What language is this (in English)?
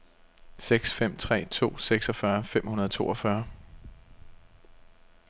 Danish